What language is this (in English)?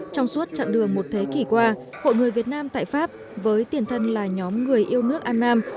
Vietnamese